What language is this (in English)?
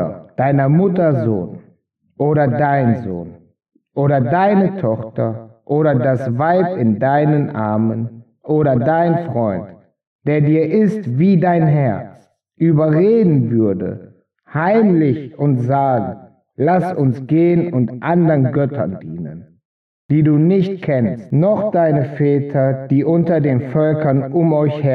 German